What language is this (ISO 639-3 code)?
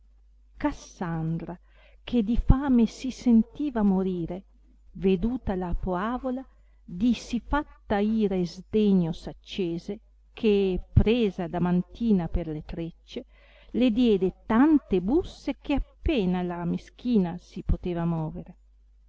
ita